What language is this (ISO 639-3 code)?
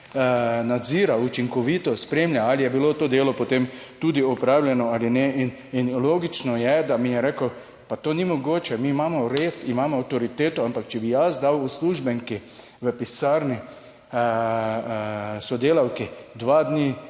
slv